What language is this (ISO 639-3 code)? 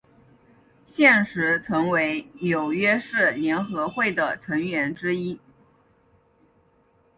zho